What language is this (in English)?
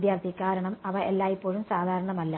Malayalam